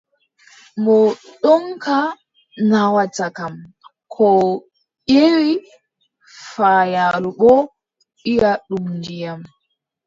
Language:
Adamawa Fulfulde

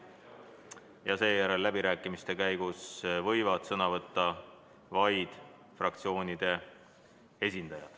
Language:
Estonian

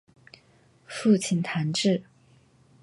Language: Chinese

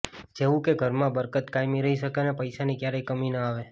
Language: Gujarati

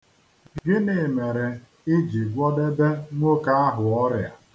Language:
Igbo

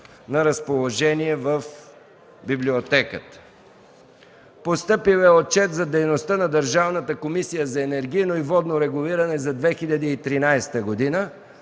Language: Bulgarian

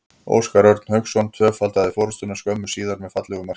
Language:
Icelandic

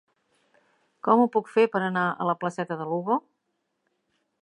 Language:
Catalan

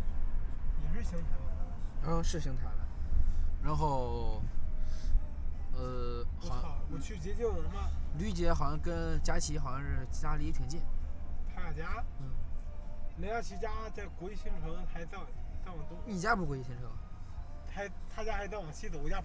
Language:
Chinese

